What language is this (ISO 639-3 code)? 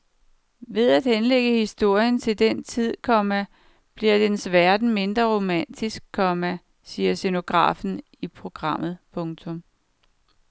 dan